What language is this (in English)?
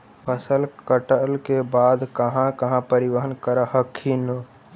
Magahi